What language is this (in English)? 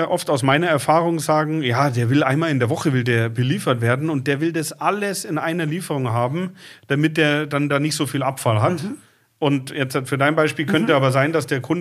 German